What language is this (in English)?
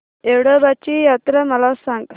Marathi